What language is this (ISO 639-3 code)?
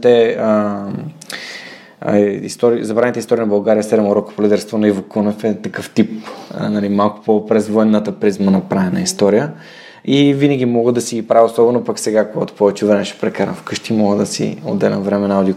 bul